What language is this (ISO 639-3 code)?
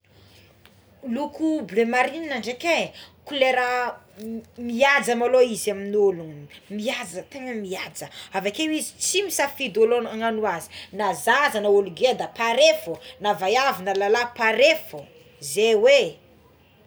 xmw